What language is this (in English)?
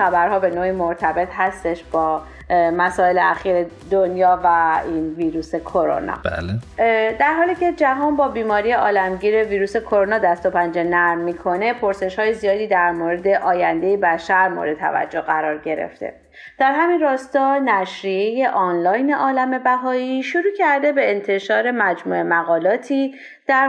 Persian